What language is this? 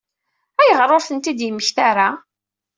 Kabyle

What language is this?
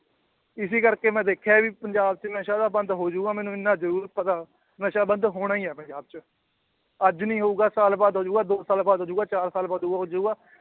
Punjabi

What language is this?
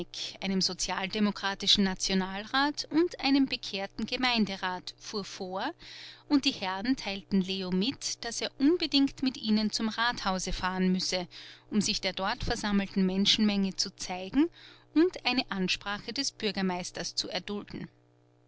German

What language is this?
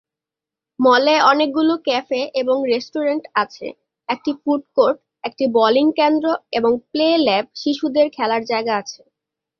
Bangla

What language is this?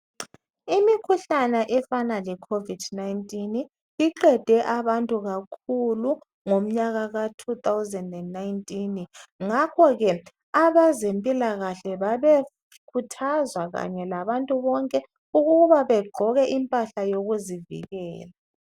North Ndebele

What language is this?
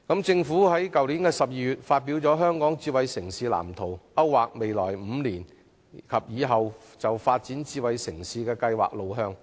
Cantonese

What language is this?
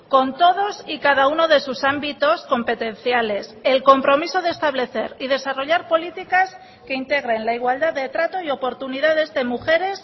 Spanish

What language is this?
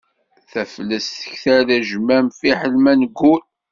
Kabyle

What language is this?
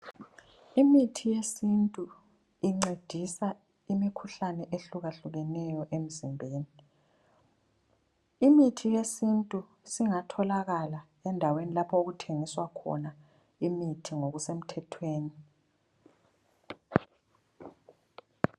North Ndebele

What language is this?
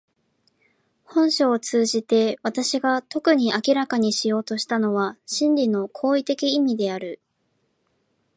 Japanese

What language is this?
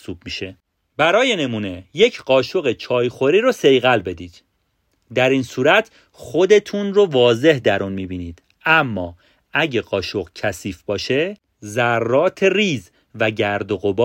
Persian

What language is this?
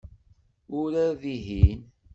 Kabyle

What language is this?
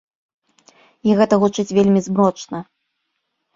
Belarusian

